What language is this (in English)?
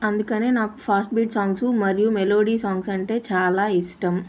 Telugu